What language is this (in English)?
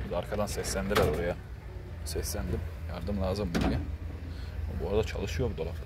Turkish